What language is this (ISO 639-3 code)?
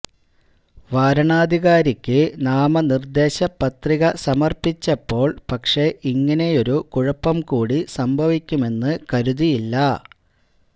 mal